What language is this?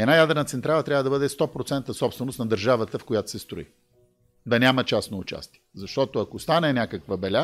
Bulgarian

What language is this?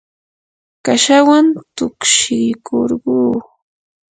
Yanahuanca Pasco Quechua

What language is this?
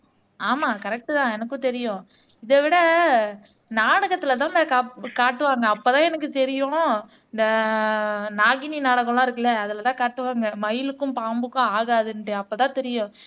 Tamil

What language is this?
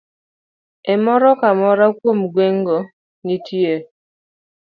Luo (Kenya and Tanzania)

